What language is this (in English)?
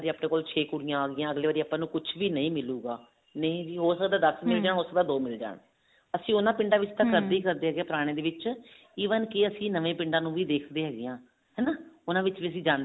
Punjabi